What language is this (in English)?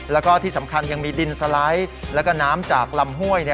Thai